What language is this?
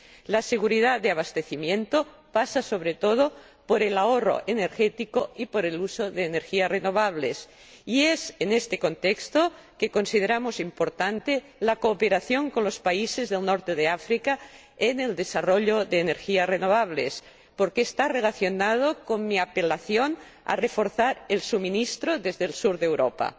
Spanish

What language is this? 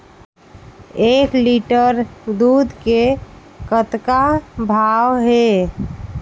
Chhattisgarhi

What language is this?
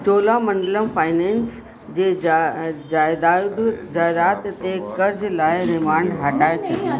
Sindhi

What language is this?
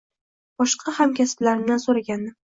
Uzbek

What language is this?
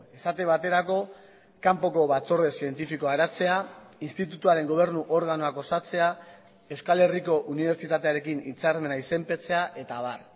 Basque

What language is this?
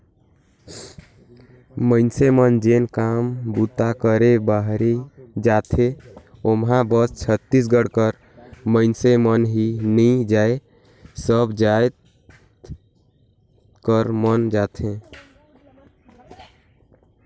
Chhattisgarhi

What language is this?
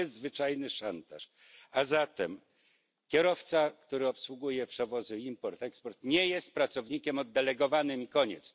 Polish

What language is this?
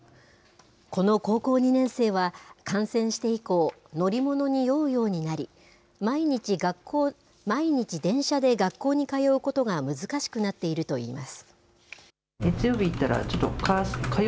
Japanese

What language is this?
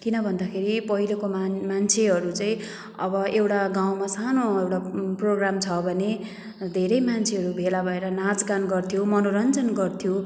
Nepali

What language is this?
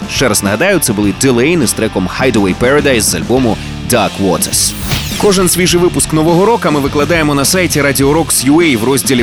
Ukrainian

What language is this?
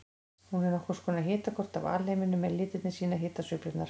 Icelandic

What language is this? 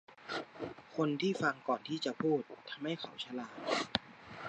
Thai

